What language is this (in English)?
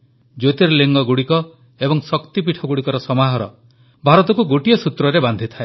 Odia